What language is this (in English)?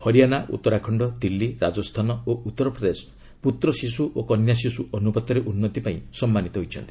Odia